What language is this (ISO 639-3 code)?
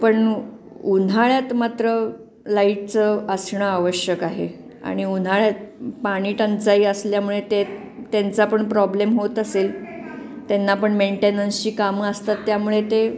mar